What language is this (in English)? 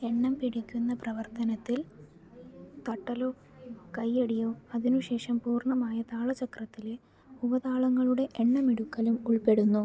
Malayalam